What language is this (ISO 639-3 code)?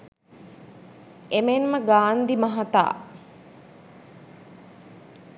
sin